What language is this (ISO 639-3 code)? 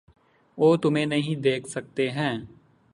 urd